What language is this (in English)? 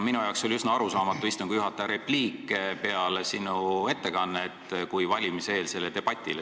Estonian